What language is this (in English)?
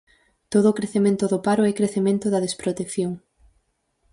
Galician